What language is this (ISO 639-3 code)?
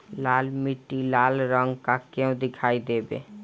bho